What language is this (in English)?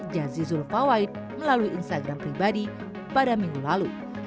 Indonesian